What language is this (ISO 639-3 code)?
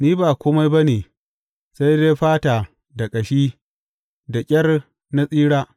hau